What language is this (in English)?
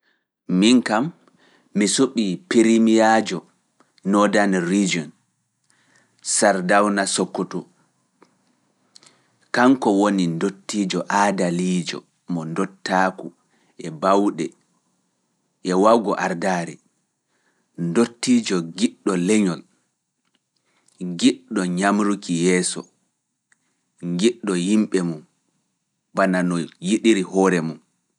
Fula